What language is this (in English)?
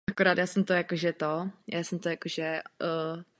Czech